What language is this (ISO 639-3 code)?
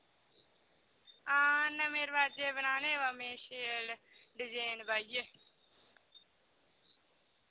doi